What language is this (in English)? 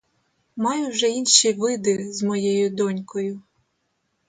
Ukrainian